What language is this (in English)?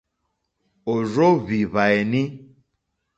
Mokpwe